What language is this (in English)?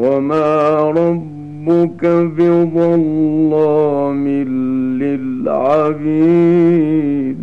Arabic